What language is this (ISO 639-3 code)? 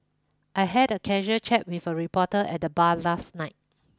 eng